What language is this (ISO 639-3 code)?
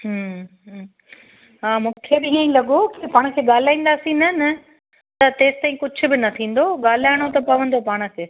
snd